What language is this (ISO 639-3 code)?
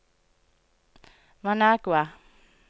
nor